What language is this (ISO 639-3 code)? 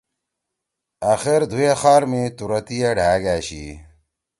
trw